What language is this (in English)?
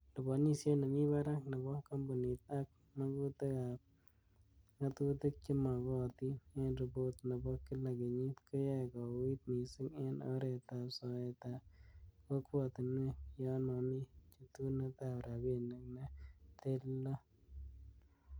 Kalenjin